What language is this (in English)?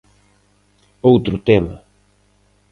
Galician